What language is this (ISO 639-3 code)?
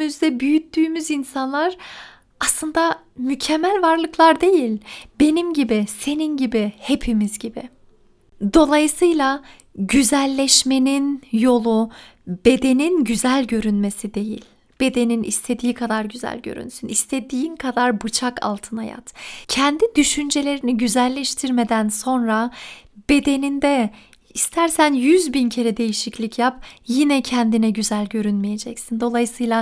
tur